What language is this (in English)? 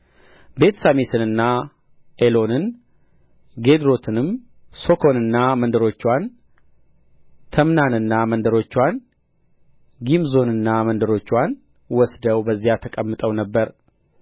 Amharic